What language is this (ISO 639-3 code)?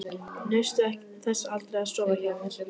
isl